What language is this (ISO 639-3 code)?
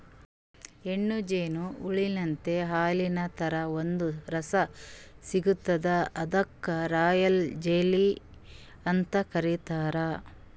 kan